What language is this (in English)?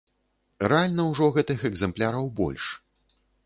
Belarusian